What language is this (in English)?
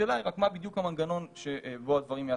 Hebrew